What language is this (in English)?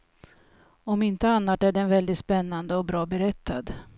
Swedish